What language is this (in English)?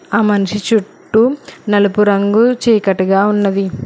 Telugu